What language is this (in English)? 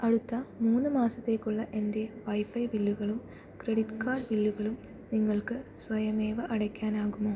Malayalam